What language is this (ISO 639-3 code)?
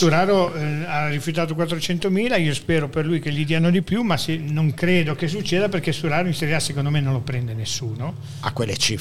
ita